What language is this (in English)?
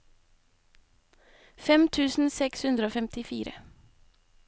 Norwegian